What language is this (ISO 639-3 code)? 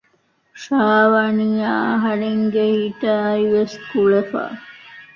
div